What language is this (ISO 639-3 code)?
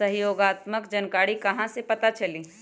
mag